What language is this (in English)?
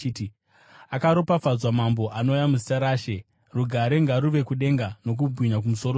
Shona